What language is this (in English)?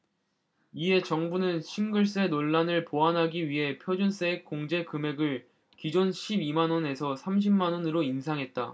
Korean